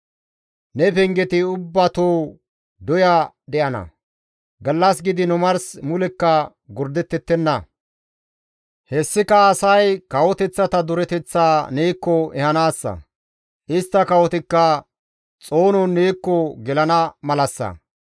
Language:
Gamo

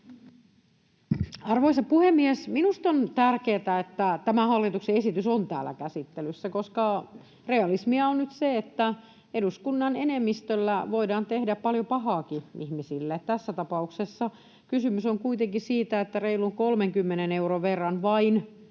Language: Finnish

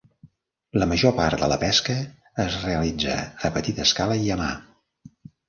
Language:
Catalan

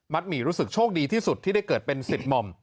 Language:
Thai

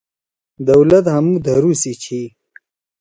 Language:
Torwali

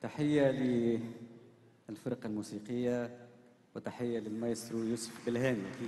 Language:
Arabic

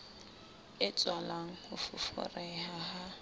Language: Southern Sotho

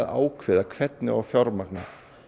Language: Icelandic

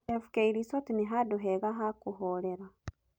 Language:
Kikuyu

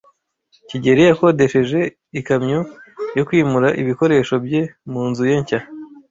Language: Kinyarwanda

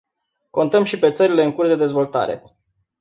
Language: Romanian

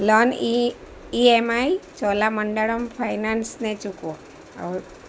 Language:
Gujarati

